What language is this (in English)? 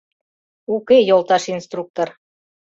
Mari